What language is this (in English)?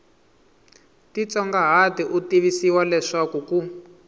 Tsonga